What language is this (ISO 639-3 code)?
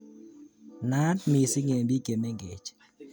kln